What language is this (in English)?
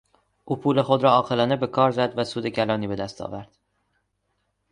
Persian